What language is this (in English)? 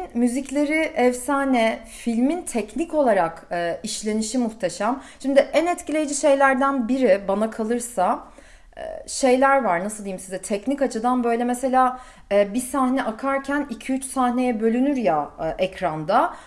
Turkish